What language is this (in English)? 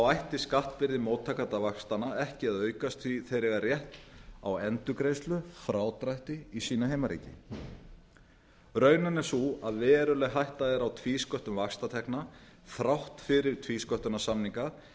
Icelandic